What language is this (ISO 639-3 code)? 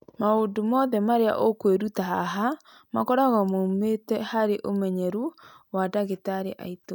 kik